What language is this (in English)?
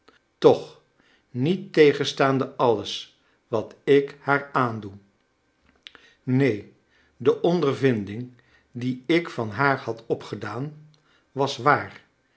Dutch